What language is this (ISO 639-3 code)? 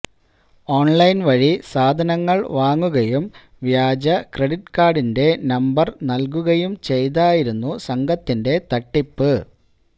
mal